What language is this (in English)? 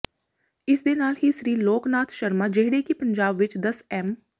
Punjabi